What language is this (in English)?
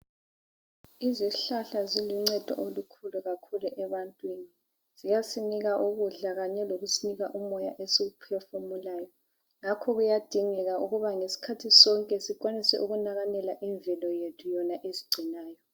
North Ndebele